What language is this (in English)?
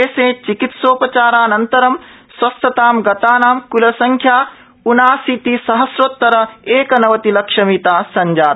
Sanskrit